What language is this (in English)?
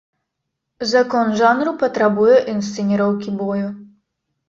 Belarusian